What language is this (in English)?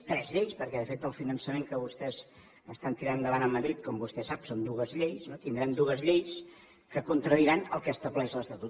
Catalan